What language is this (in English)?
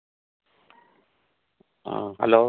Manipuri